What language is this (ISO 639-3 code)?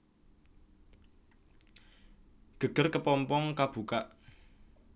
jav